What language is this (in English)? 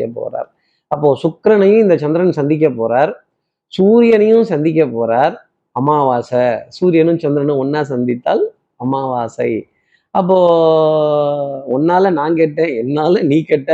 Tamil